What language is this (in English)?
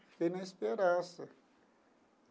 Portuguese